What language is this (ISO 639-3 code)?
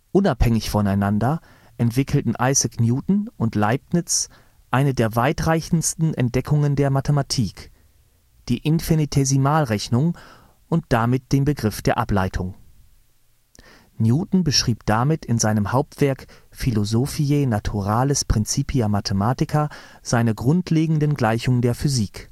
deu